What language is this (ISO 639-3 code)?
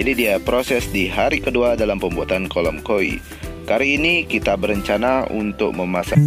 ind